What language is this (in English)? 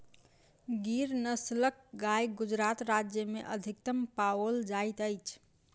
Maithili